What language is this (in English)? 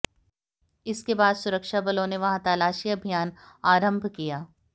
Hindi